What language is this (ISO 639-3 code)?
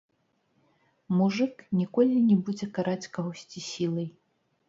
bel